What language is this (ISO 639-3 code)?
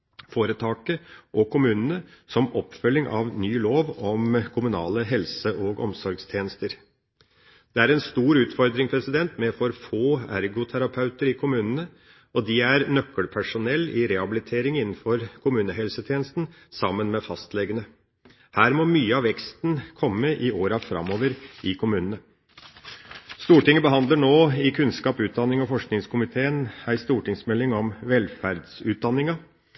nob